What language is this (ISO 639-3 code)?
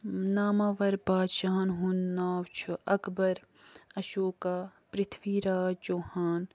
kas